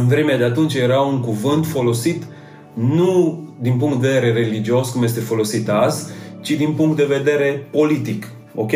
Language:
Romanian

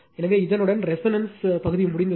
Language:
Tamil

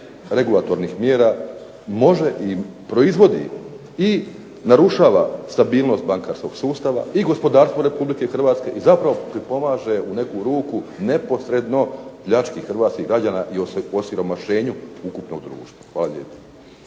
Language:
Croatian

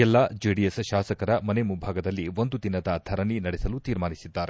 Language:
Kannada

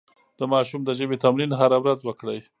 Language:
Pashto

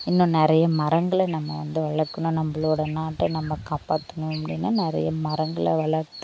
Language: Tamil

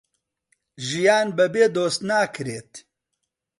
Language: Central Kurdish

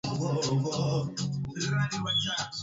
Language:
Swahili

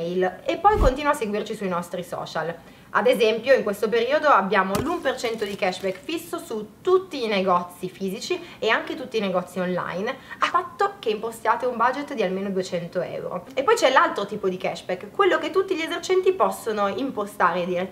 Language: Italian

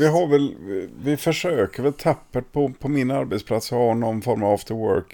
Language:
Swedish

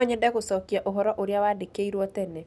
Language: Kikuyu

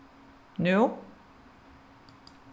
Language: Faroese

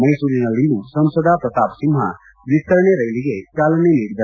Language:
Kannada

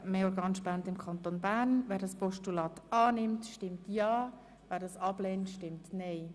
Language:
Swiss German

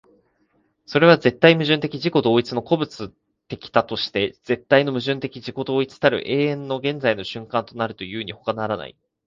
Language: Japanese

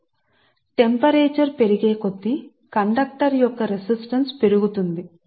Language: Telugu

